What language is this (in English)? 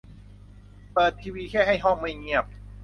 Thai